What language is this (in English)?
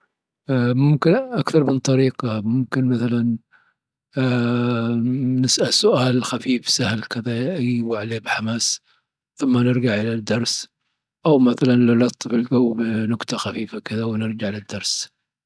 Dhofari Arabic